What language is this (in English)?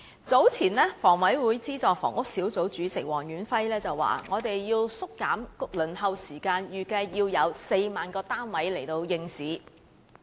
Cantonese